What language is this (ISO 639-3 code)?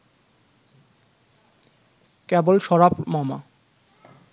ben